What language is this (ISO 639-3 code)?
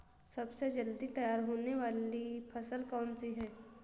hin